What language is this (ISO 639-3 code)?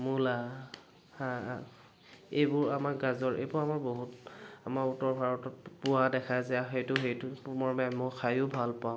asm